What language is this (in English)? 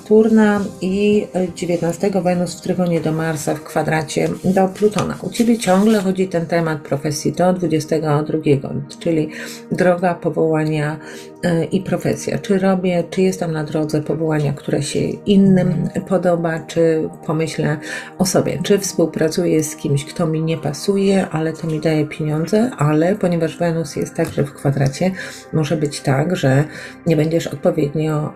Polish